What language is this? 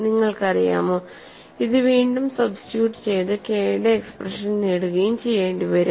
Malayalam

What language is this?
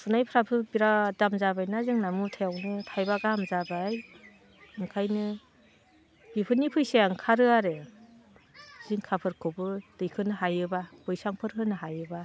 Bodo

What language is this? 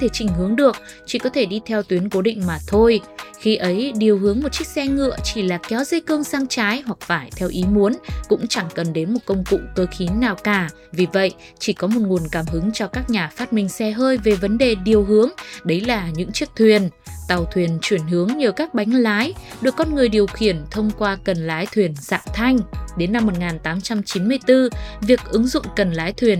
Vietnamese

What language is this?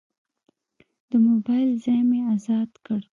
Pashto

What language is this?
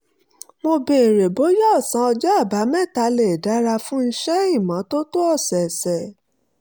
Yoruba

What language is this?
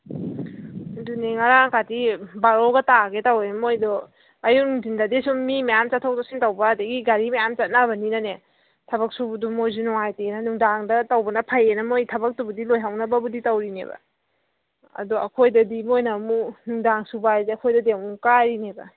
Manipuri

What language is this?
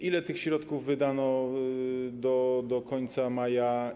Polish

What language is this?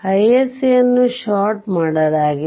Kannada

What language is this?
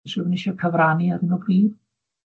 Welsh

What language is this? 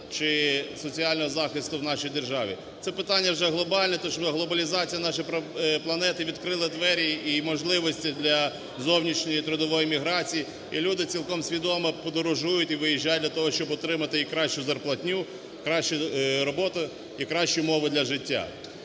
Ukrainian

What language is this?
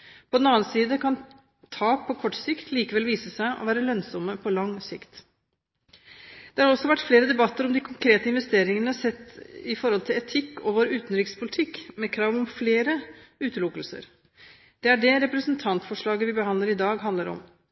Norwegian Bokmål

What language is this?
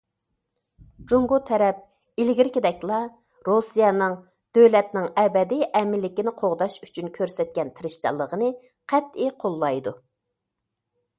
Uyghur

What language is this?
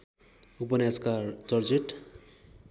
Nepali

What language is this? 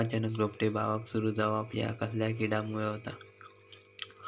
Marathi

